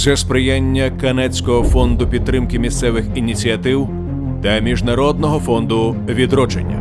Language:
Ukrainian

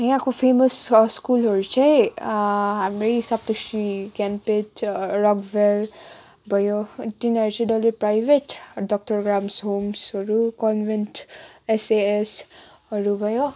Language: Nepali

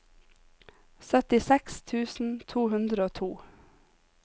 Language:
Norwegian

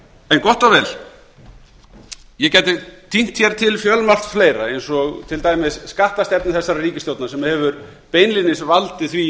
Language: Icelandic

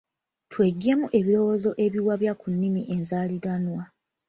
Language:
Ganda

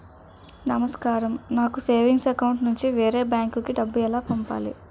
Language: Telugu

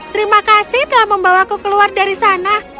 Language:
Indonesian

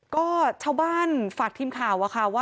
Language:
Thai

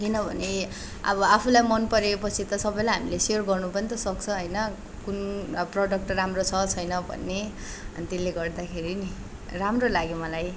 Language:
Nepali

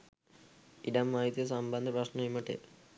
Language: Sinhala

